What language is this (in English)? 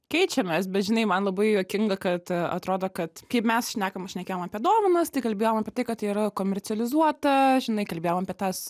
Lithuanian